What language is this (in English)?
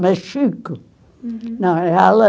Portuguese